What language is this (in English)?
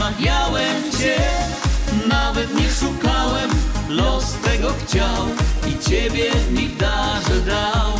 Polish